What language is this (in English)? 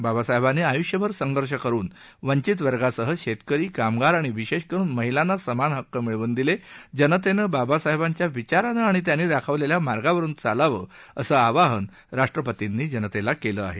Marathi